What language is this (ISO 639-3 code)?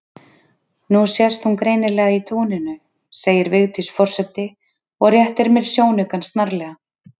isl